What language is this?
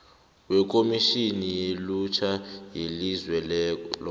South Ndebele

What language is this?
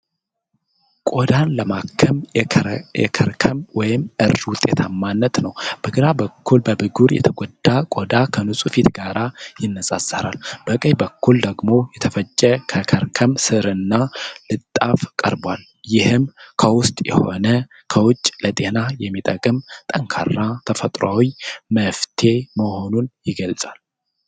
Amharic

